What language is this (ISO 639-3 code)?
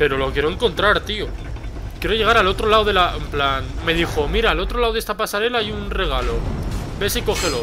spa